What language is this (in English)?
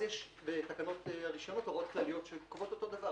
Hebrew